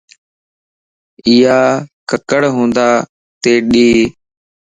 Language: Lasi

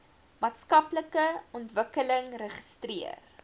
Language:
Afrikaans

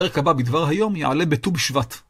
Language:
Hebrew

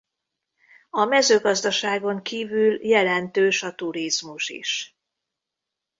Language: Hungarian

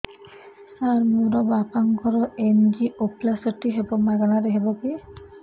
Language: Odia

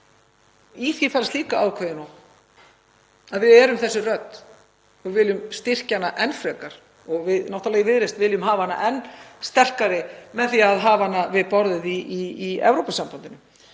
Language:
Icelandic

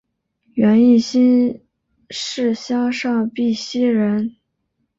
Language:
Chinese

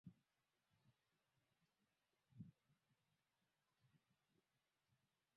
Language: Swahili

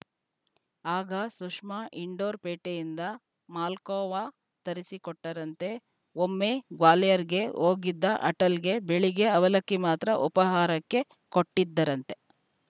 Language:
Kannada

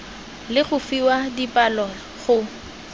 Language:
Tswana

